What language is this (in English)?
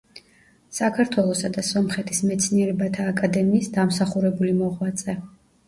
Georgian